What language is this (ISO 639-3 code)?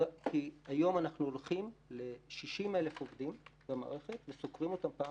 heb